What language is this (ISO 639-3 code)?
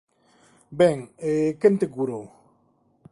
glg